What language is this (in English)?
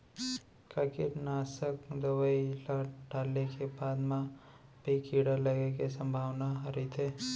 Chhattisgarhi